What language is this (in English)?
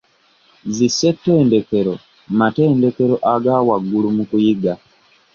Ganda